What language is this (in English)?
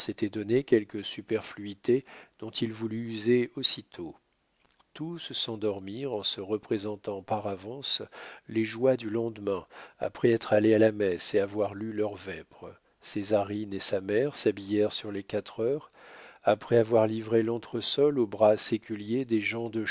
French